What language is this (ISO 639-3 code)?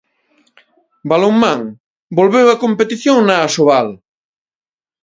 glg